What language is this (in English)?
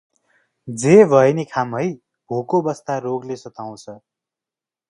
Nepali